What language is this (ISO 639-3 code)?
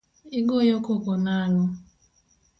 luo